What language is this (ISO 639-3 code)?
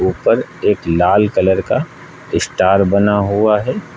hin